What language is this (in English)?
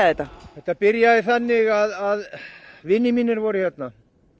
Icelandic